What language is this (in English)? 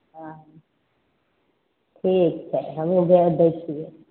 Maithili